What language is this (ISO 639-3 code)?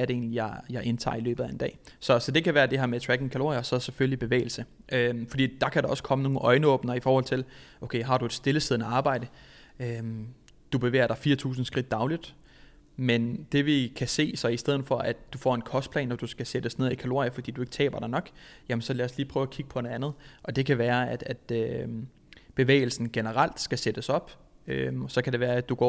dan